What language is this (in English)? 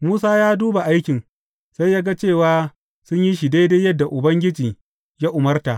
Hausa